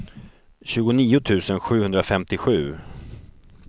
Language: Swedish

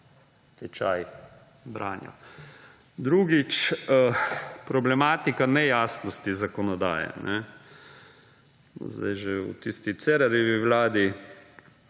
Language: Slovenian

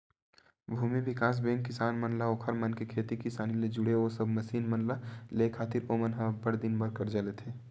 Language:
Chhattisgarhi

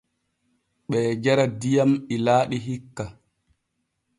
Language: Borgu Fulfulde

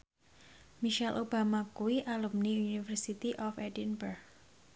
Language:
Javanese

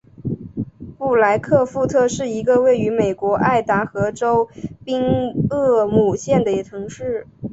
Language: Chinese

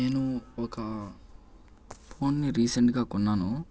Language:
Telugu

